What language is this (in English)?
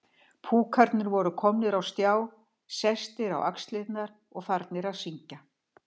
Icelandic